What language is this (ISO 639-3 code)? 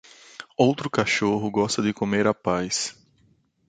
por